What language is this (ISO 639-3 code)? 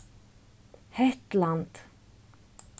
fao